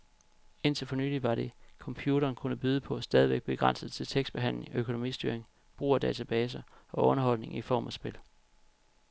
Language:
Danish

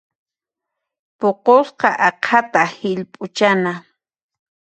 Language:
Puno Quechua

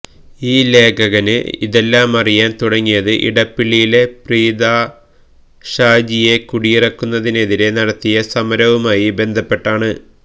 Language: Malayalam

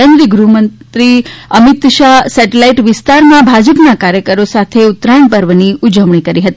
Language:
Gujarati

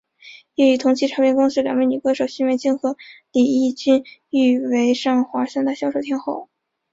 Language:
Chinese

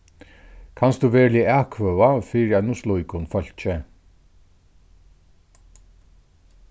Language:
Faroese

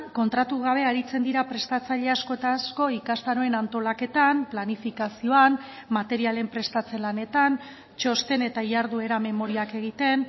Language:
Basque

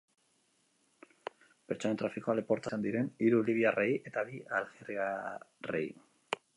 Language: Basque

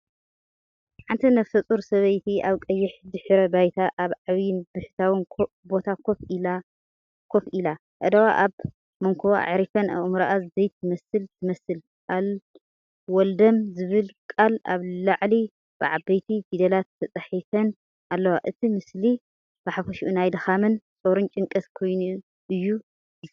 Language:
Tigrinya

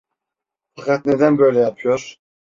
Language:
Turkish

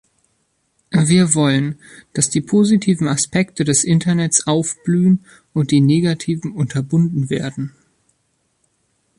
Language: German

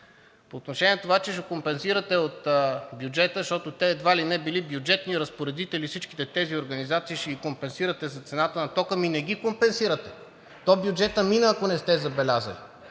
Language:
Bulgarian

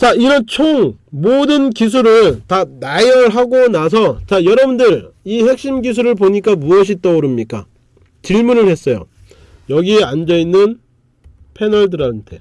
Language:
Korean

